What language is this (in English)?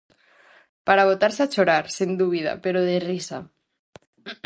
Galician